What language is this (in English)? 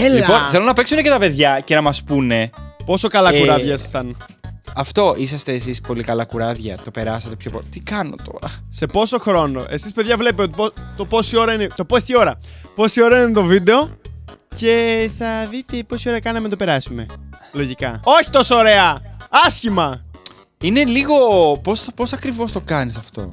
Greek